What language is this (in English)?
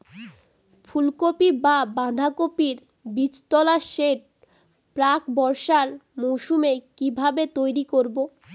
Bangla